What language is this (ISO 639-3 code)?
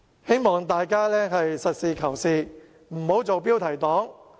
yue